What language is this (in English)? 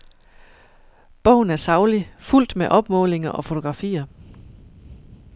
Danish